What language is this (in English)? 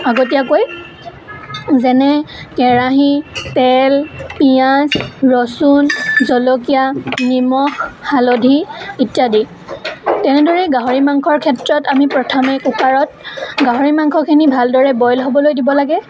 Assamese